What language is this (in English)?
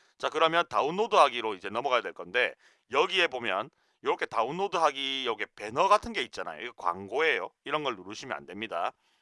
Korean